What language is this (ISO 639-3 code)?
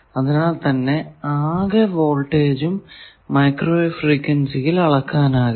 mal